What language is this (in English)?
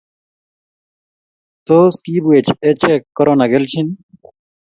Kalenjin